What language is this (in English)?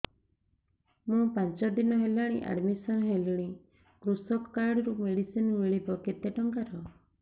Odia